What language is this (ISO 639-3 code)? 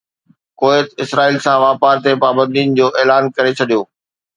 snd